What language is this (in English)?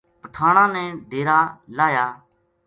Gujari